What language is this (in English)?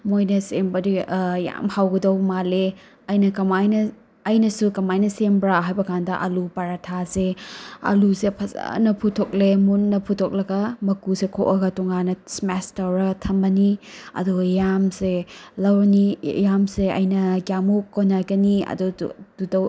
Manipuri